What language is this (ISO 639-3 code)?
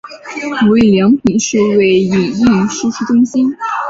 zho